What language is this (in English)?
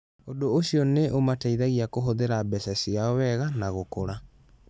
Kikuyu